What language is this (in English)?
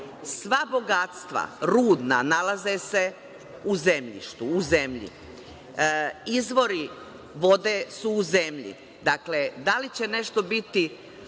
Serbian